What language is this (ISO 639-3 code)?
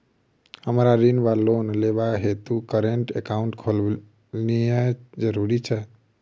mai